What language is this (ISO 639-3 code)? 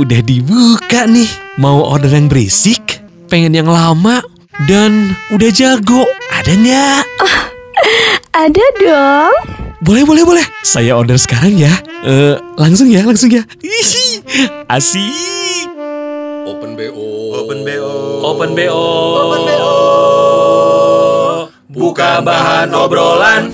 ind